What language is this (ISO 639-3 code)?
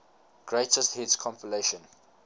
eng